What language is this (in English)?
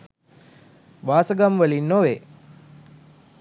Sinhala